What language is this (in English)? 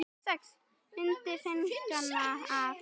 Icelandic